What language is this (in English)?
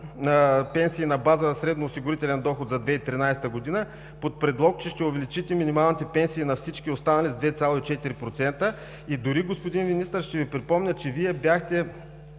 Bulgarian